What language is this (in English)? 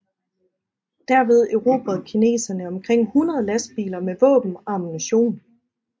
Danish